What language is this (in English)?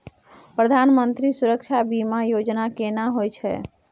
Maithili